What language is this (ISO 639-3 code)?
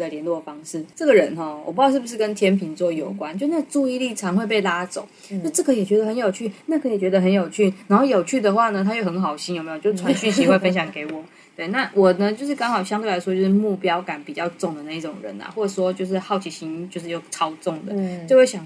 zho